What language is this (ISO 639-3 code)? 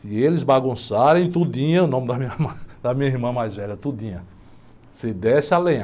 por